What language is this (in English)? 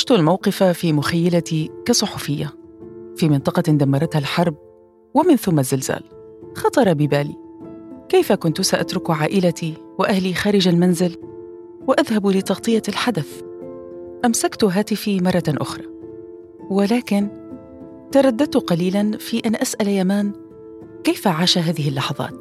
Arabic